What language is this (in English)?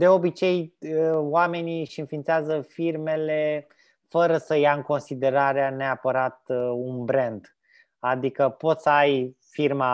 Romanian